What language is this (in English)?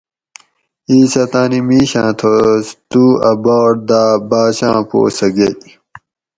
Gawri